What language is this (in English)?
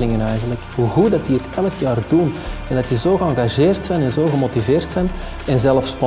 Dutch